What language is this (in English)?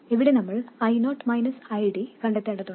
Malayalam